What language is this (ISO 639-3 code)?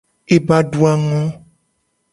gej